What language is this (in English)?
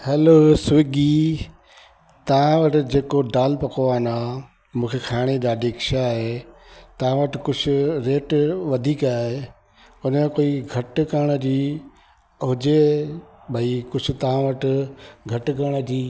Sindhi